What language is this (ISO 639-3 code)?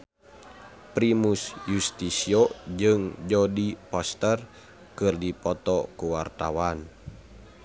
sun